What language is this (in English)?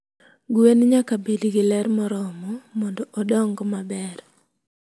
Luo (Kenya and Tanzania)